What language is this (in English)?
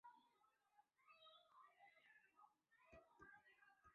Chinese